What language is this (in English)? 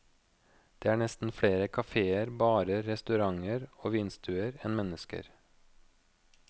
Norwegian